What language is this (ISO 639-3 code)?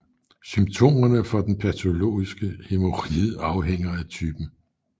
dan